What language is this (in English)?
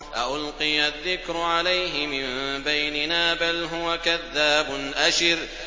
Arabic